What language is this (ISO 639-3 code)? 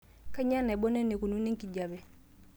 mas